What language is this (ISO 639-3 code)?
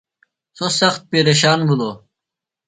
phl